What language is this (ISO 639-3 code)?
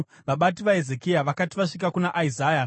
sna